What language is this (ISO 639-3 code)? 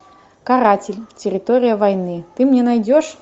rus